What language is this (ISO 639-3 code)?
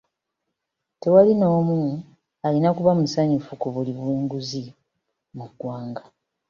lug